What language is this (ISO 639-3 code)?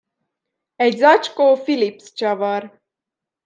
hun